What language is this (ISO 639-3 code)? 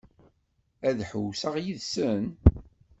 kab